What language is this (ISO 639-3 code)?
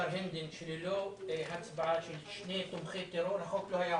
heb